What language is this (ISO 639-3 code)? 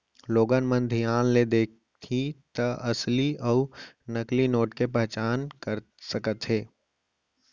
hne